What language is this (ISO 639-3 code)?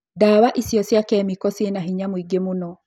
kik